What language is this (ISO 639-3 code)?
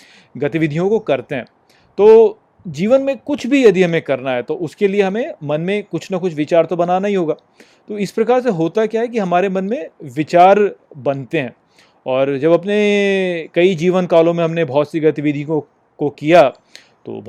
hin